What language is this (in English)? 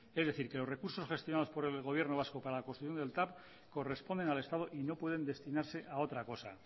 Spanish